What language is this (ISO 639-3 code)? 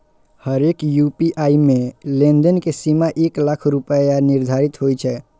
mai